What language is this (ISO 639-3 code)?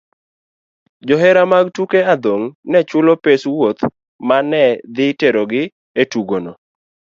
luo